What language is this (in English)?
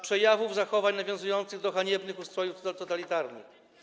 Polish